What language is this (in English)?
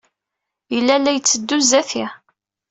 Kabyle